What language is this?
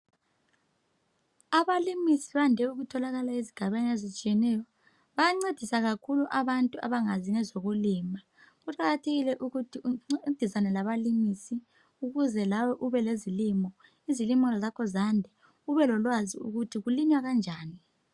North Ndebele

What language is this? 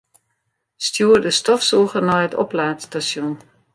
Western Frisian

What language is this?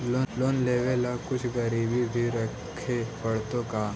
Magahi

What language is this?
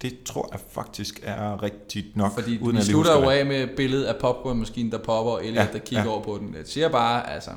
Danish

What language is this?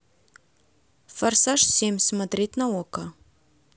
Russian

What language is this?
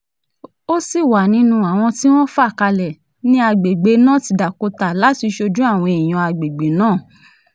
Yoruba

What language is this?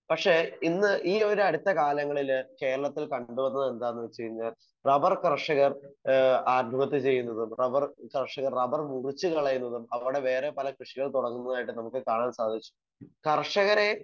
Malayalam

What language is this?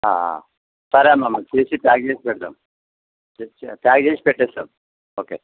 Telugu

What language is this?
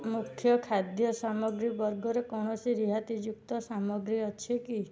Odia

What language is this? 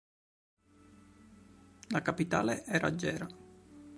Italian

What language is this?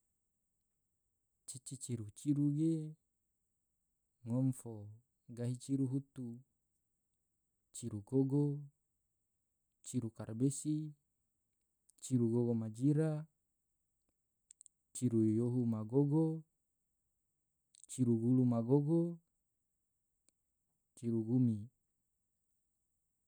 Tidore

